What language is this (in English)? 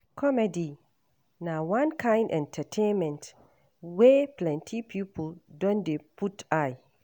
Nigerian Pidgin